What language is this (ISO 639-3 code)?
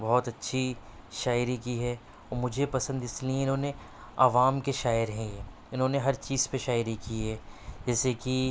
urd